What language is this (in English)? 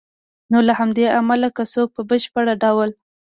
Pashto